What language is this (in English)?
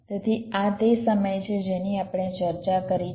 Gujarati